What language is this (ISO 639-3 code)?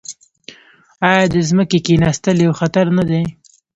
pus